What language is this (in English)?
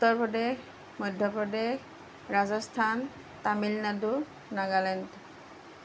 Assamese